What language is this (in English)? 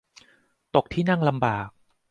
Thai